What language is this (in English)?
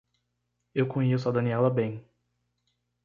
Portuguese